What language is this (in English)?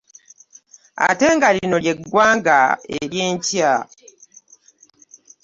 Ganda